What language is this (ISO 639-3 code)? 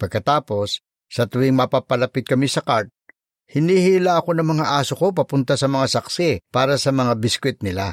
fil